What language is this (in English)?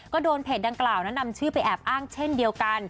Thai